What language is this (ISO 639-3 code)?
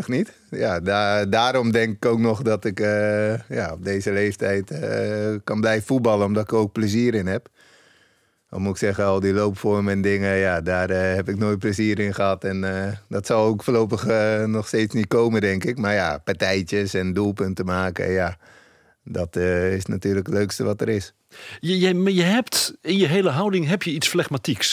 nld